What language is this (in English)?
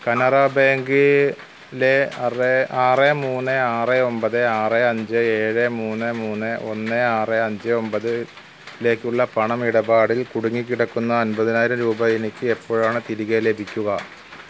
Malayalam